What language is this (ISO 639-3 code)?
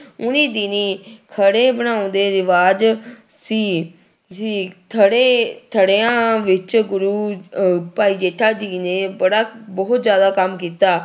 pan